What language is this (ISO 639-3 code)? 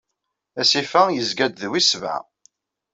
kab